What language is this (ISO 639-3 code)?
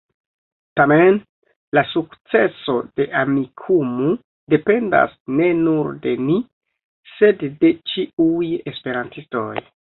epo